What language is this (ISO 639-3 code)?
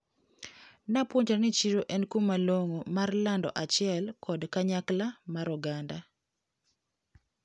luo